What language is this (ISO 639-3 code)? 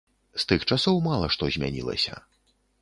bel